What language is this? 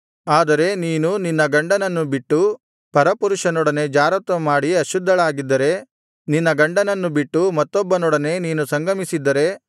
Kannada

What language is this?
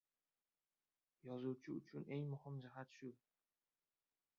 Uzbek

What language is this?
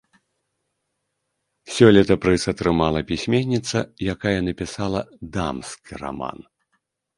Belarusian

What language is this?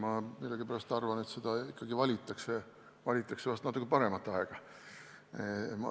Estonian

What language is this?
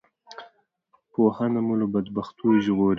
Pashto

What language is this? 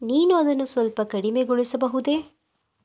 Kannada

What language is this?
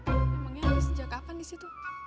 Indonesian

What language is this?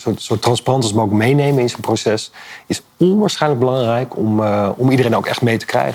Dutch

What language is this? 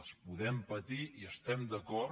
Catalan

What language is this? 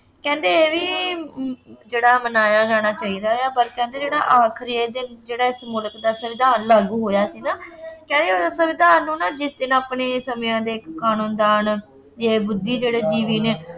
Punjabi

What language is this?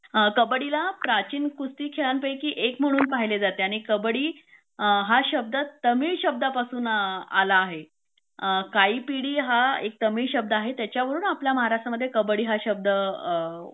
Marathi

